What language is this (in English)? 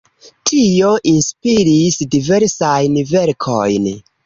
Esperanto